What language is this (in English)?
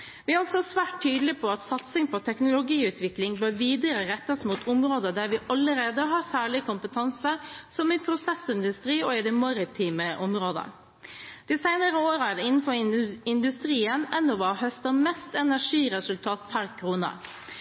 Norwegian Bokmål